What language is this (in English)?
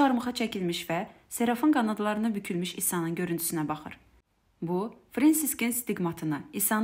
Turkish